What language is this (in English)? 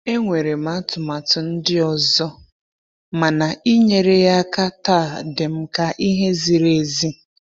Igbo